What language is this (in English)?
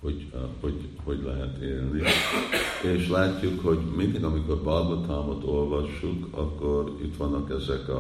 Hungarian